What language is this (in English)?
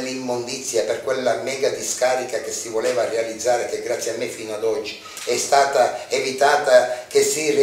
Italian